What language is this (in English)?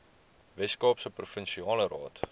Afrikaans